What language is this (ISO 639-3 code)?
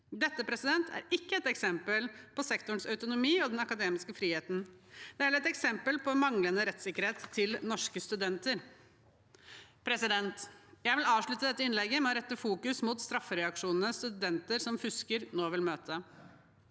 nor